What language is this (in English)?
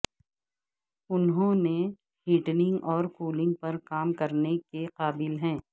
Urdu